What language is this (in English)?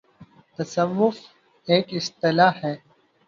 Urdu